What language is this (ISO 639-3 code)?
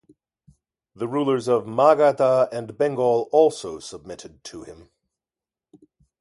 eng